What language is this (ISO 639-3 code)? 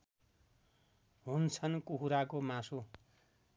nep